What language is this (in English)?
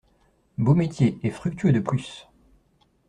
French